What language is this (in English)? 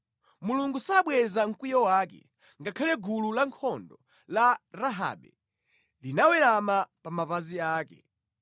Nyanja